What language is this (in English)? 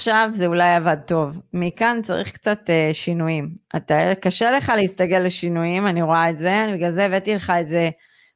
Hebrew